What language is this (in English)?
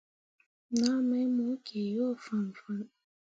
Mundang